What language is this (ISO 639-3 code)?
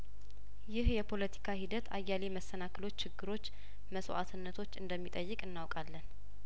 amh